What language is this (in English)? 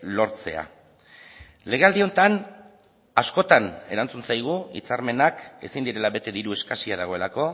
Basque